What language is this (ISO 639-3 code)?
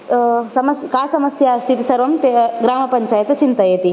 san